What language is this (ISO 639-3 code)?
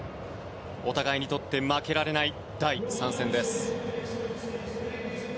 jpn